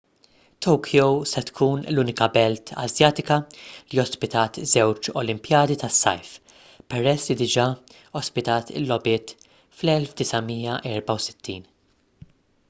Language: Maltese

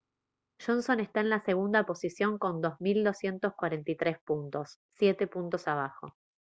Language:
Spanish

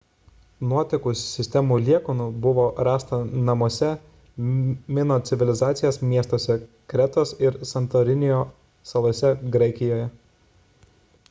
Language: Lithuanian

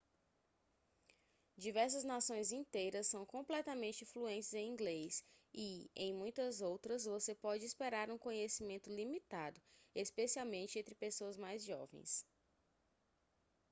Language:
Portuguese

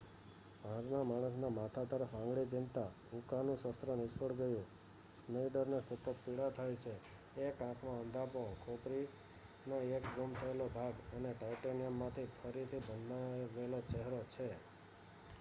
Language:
Gujarati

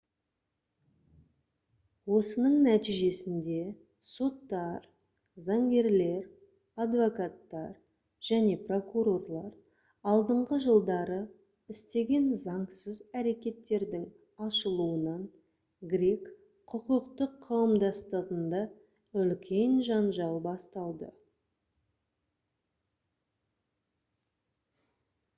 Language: Kazakh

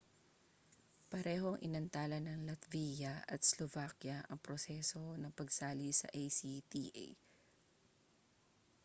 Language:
Filipino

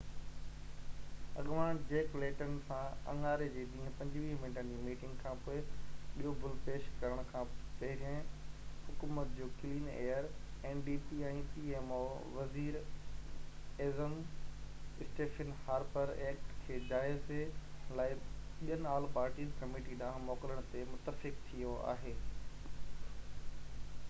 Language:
Sindhi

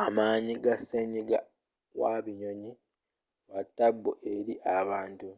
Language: Ganda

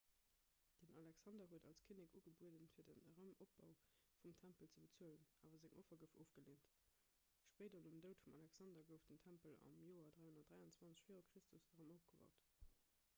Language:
Luxembourgish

